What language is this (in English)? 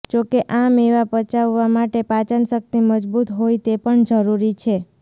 Gujarati